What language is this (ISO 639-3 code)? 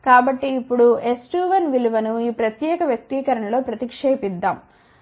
tel